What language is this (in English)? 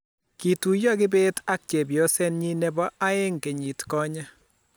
Kalenjin